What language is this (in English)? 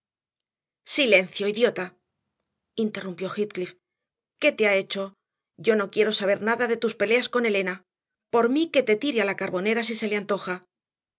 Spanish